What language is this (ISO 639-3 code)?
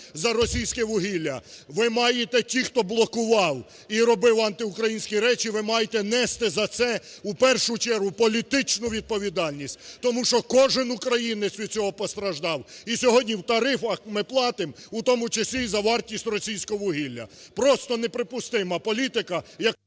ukr